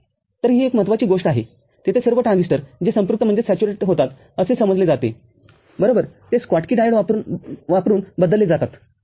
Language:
Marathi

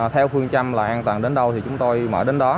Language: Vietnamese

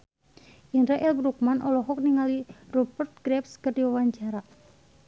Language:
Sundanese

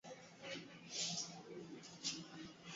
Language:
Swahili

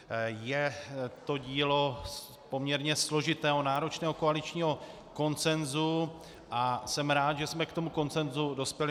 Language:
Czech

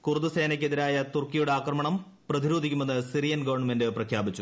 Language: Malayalam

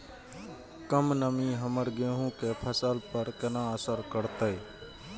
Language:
Maithili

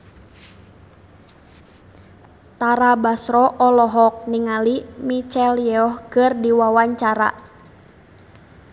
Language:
Sundanese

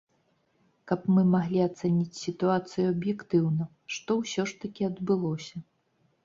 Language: Belarusian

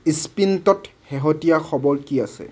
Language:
Assamese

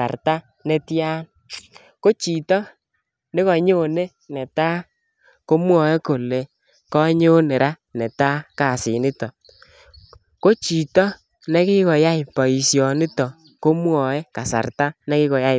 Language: Kalenjin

